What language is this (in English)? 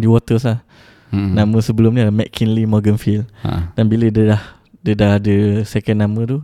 Malay